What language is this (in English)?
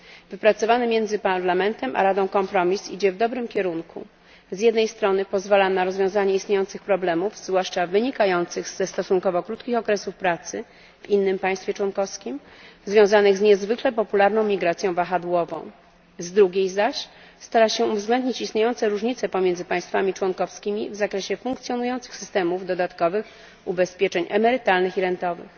Polish